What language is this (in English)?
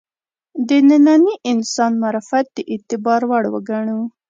Pashto